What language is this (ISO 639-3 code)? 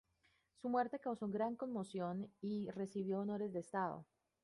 spa